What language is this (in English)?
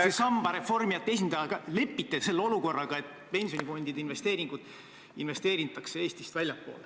Estonian